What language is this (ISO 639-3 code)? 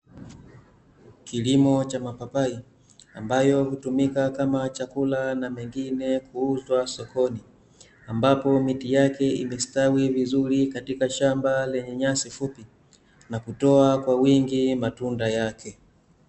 swa